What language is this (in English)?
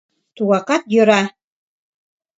Mari